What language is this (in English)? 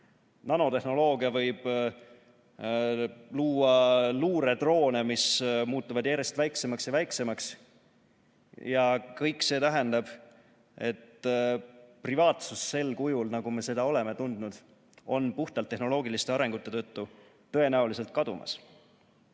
Estonian